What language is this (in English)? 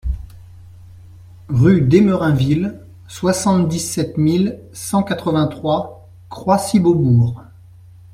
French